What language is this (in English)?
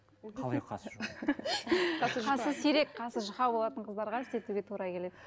Kazakh